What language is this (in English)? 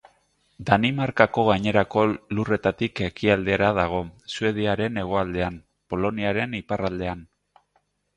Basque